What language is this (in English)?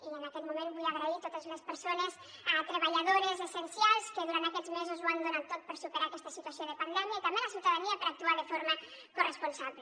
Catalan